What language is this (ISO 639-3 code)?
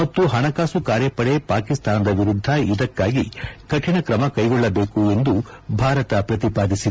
kan